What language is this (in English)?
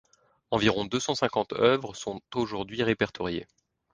French